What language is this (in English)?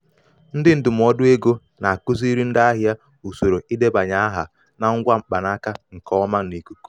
Igbo